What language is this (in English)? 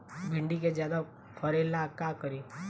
Bhojpuri